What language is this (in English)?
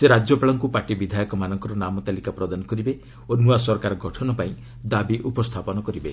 Odia